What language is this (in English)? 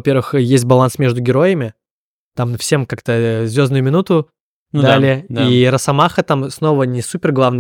Russian